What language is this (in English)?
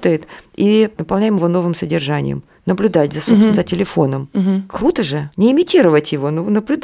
Russian